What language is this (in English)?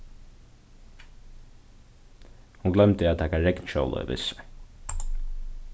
Faroese